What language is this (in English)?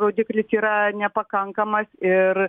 Lithuanian